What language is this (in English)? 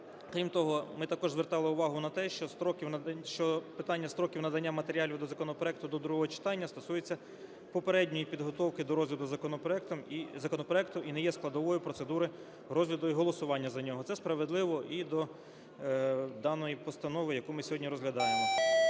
Ukrainian